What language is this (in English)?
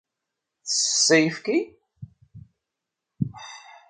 Kabyle